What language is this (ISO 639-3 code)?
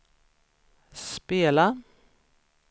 swe